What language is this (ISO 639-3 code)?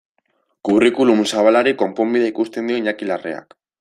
eus